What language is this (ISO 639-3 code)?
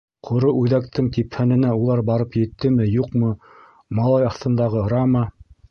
bak